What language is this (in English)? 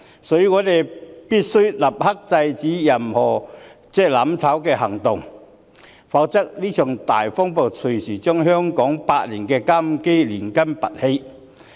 Cantonese